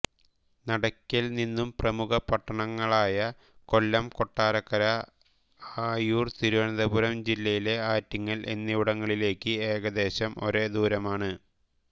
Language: Malayalam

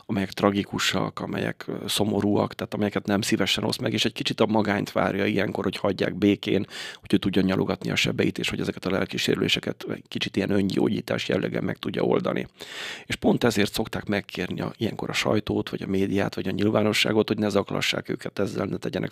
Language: Hungarian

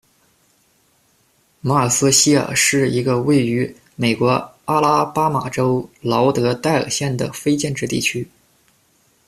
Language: Chinese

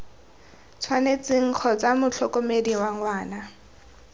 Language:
Tswana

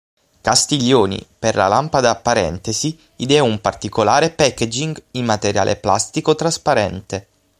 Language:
Italian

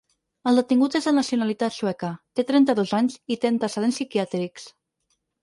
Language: Catalan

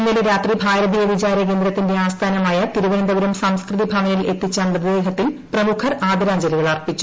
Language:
Malayalam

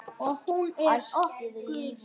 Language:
Icelandic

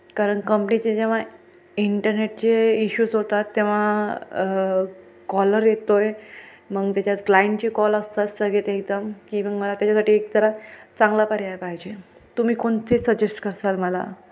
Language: Marathi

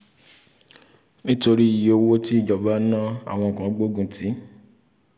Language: Yoruba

